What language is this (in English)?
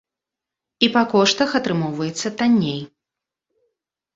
Belarusian